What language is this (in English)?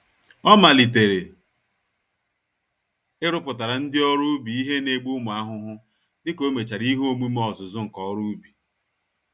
Igbo